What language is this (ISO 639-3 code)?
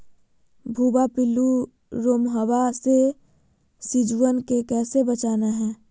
mag